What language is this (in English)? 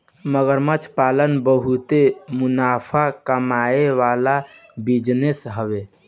Bhojpuri